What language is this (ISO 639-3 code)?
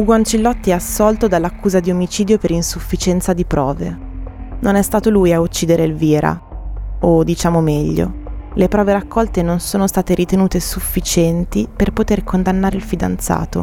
ita